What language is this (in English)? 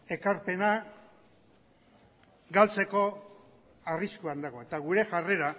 Basque